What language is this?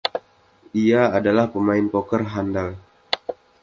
Indonesian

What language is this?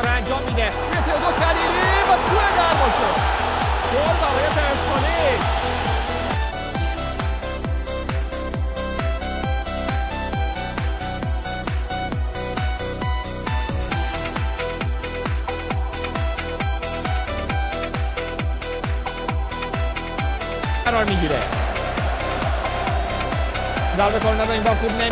Persian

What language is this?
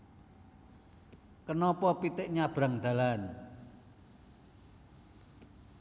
Javanese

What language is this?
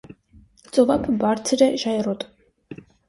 Armenian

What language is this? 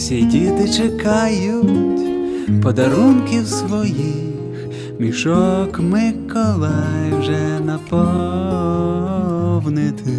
Ukrainian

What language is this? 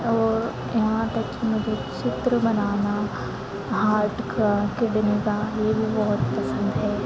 Hindi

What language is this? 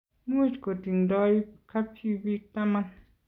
Kalenjin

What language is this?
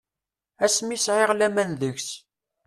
Kabyle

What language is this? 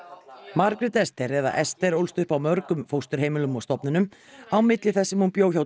Icelandic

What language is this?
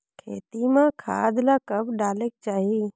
Chhattisgarhi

